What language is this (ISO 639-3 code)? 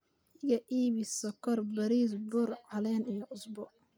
som